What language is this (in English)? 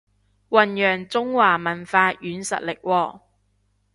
Cantonese